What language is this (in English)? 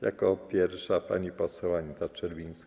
Polish